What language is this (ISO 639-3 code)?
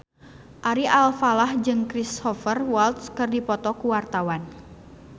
sun